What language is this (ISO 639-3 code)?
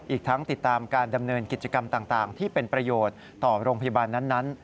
tha